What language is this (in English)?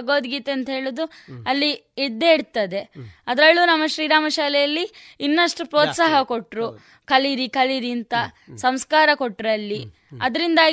Kannada